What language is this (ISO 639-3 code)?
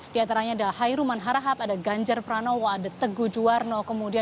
ind